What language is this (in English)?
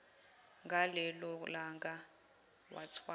Zulu